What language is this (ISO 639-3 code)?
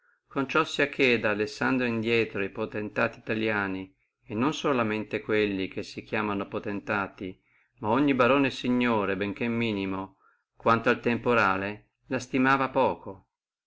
ita